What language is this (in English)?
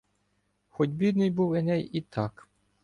Ukrainian